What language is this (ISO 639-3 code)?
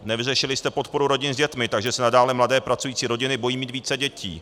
ces